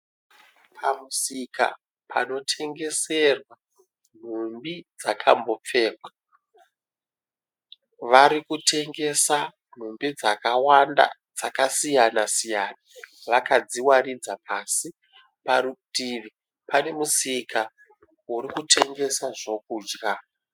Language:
Shona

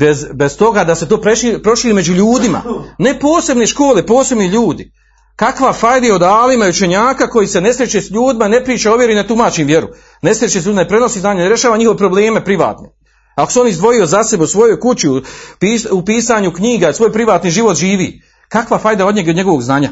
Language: Croatian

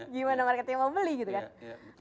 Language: Indonesian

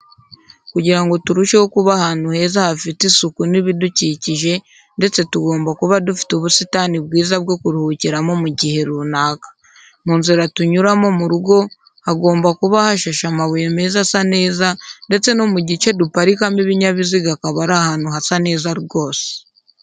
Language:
Kinyarwanda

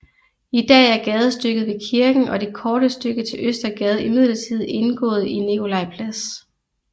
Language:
Danish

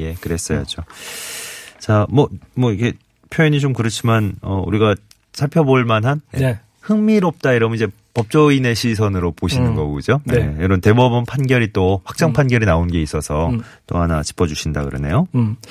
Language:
Korean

